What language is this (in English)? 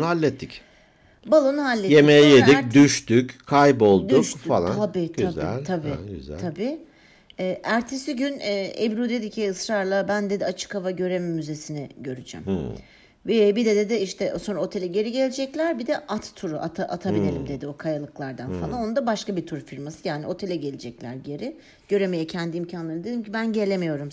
Turkish